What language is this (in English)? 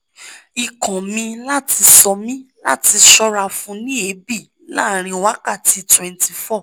Yoruba